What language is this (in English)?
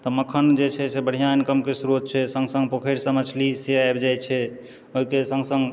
Maithili